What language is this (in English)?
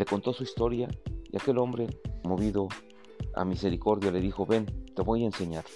Spanish